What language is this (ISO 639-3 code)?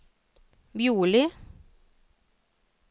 nor